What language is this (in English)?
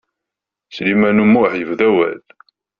Kabyle